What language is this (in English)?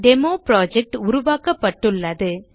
Tamil